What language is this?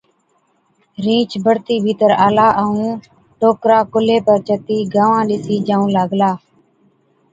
Od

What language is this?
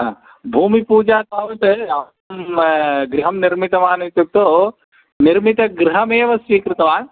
Sanskrit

